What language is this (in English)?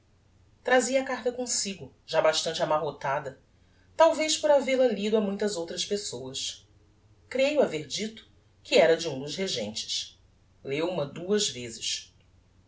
Portuguese